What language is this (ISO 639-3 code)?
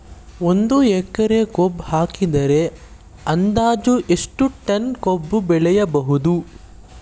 kan